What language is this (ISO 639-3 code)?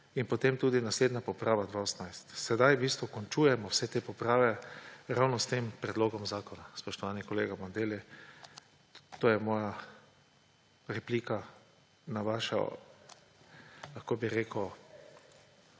slv